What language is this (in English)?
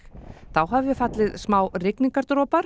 Icelandic